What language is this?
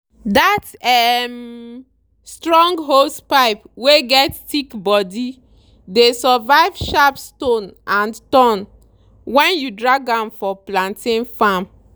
Nigerian Pidgin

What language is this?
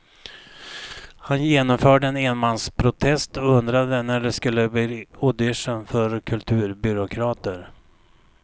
Swedish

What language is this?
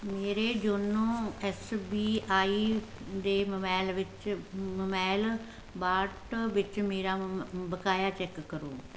Punjabi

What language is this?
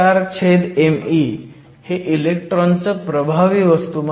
Marathi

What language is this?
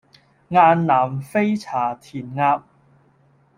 Cantonese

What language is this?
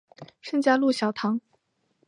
Chinese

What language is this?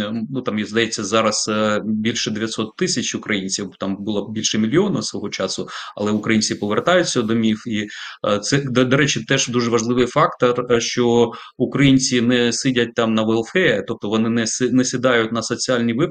Ukrainian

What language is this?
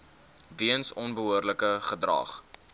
Afrikaans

